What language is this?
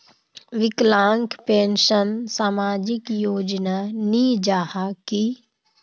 Magahi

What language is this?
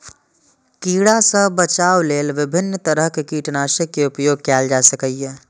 Maithili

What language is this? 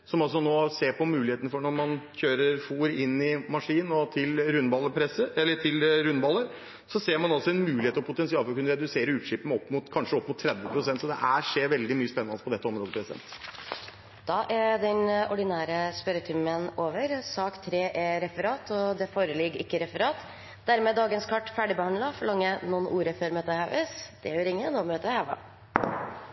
Norwegian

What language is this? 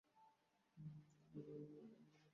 Bangla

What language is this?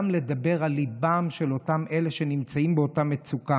Hebrew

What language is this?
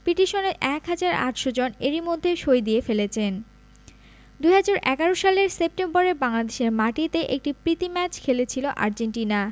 Bangla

